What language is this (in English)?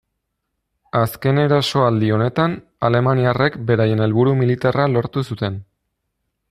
Basque